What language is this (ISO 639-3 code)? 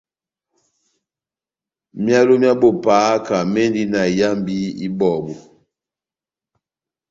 bnm